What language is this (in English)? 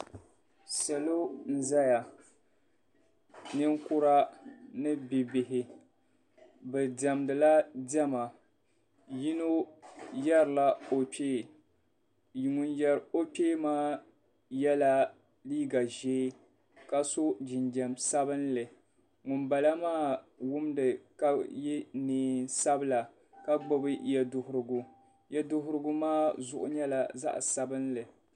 Dagbani